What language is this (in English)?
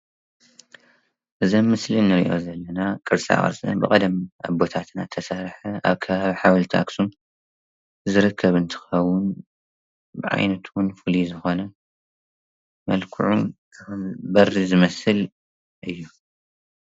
Tigrinya